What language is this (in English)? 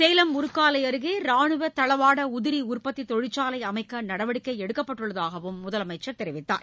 Tamil